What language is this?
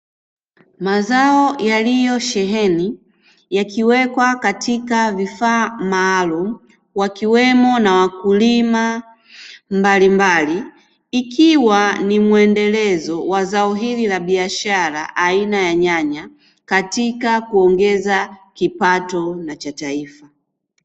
Swahili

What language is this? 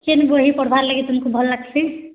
Odia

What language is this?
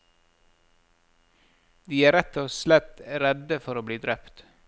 Norwegian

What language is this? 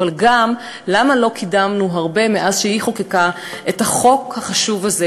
Hebrew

